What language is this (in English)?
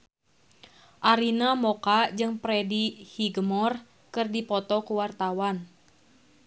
Sundanese